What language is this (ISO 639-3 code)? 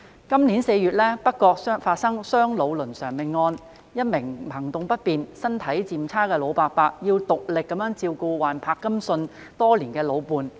yue